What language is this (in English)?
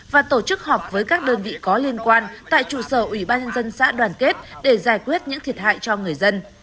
Vietnamese